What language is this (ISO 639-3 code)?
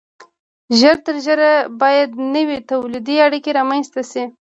pus